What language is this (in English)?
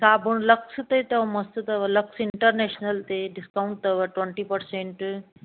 Sindhi